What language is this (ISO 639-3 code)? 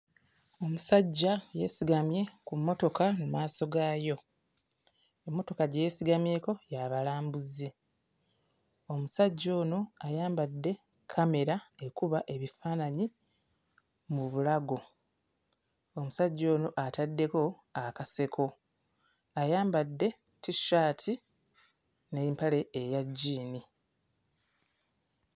lug